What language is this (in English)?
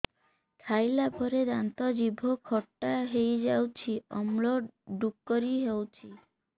Odia